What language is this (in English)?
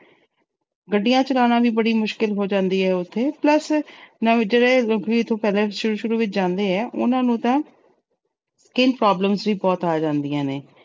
Punjabi